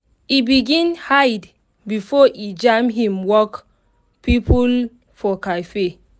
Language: Nigerian Pidgin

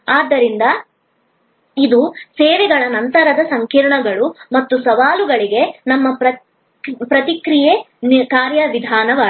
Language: Kannada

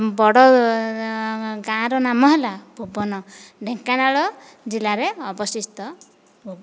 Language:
Odia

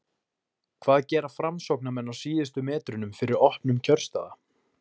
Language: Icelandic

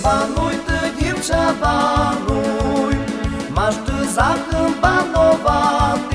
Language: Slovak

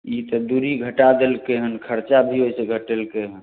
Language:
Maithili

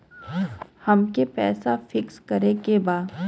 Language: Bhojpuri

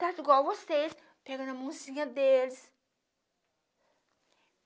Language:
Portuguese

